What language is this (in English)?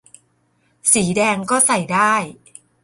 Thai